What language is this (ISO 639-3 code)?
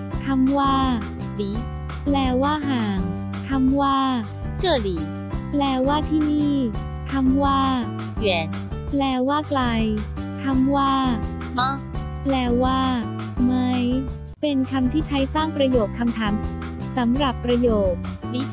tha